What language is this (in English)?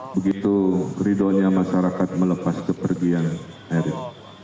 Indonesian